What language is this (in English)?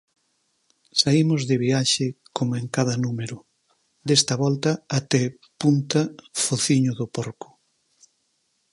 Galician